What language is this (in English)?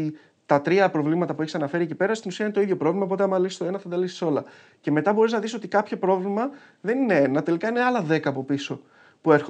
Greek